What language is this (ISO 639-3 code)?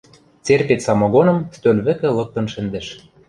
mrj